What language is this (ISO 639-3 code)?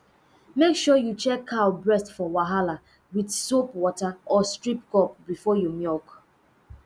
pcm